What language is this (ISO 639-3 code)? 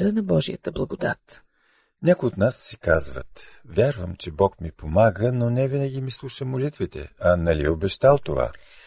bul